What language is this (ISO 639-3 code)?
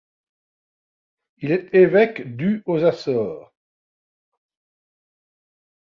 fra